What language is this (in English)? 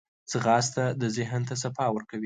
Pashto